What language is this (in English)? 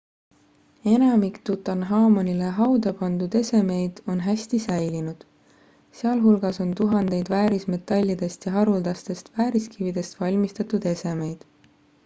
Estonian